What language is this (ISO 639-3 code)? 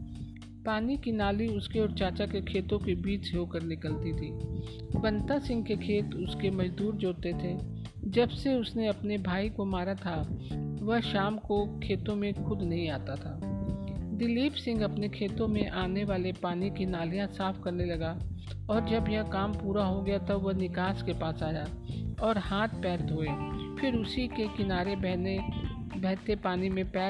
hin